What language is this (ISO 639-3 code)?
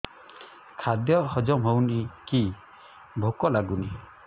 ori